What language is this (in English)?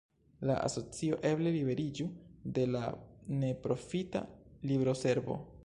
Esperanto